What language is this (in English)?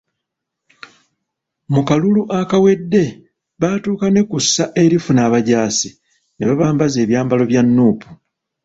Ganda